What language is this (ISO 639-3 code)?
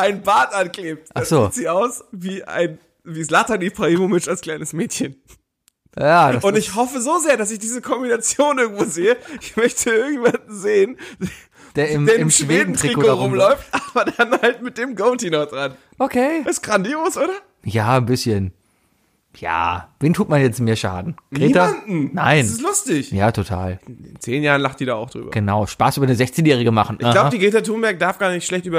deu